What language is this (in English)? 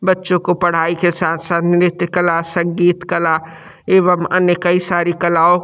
Hindi